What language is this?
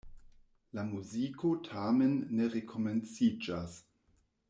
Esperanto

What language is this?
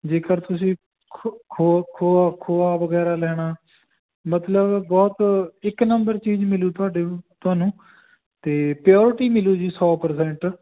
Punjabi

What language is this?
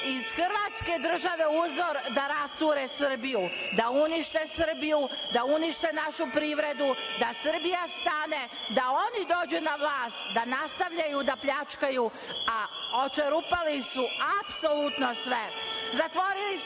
Serbian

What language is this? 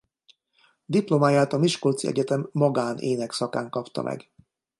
Hungarian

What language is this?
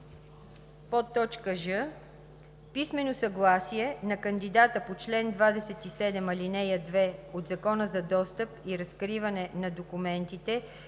Bulgarian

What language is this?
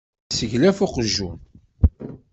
Kabyle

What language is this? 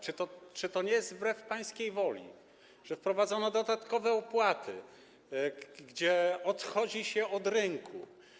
Polish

